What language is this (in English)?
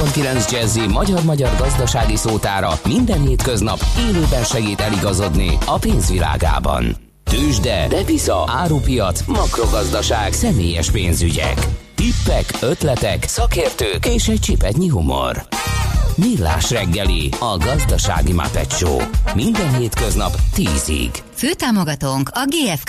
Hungarian